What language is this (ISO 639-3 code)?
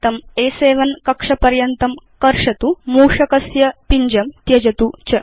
san